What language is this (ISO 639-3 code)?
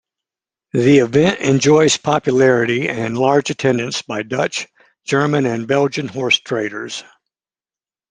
eng